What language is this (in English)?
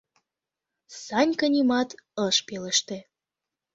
Mari